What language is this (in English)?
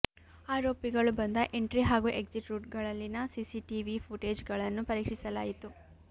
Kannada